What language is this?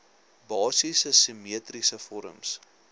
Afrikaans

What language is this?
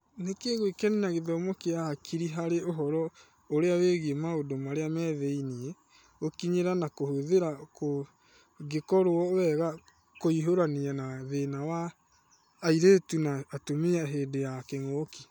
Kikuyu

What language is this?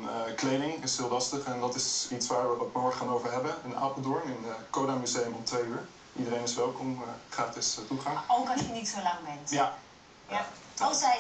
Dutch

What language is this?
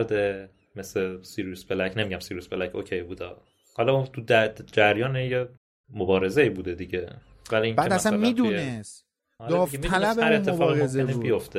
Persian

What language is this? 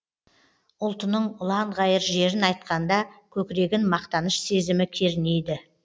Kazakh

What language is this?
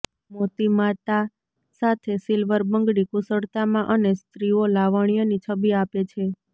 Gujarati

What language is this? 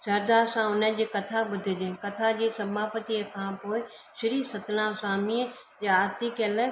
Sindhi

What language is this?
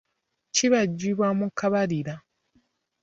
Ganda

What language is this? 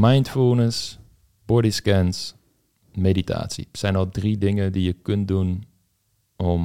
Dutch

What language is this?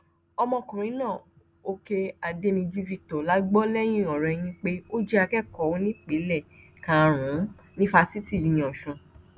Yoruba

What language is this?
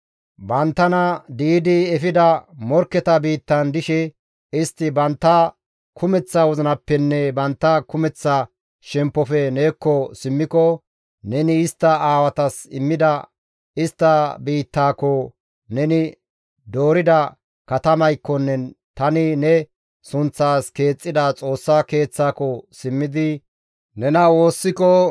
Gamo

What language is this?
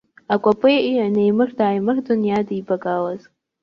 Abkhazian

